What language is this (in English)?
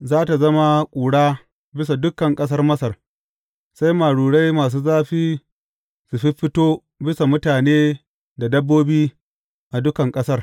Hausa